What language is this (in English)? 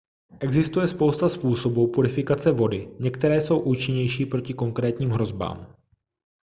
Czech